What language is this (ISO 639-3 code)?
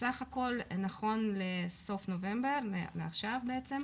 heb